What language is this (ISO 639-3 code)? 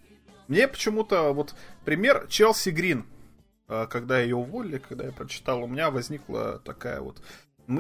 rus